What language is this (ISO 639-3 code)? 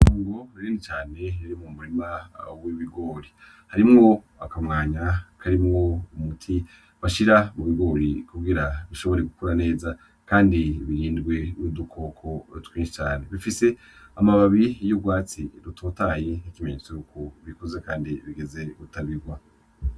run